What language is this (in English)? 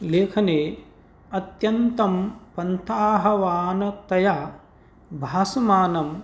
Sanskrit